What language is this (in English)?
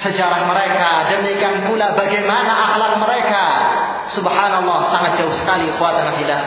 Malay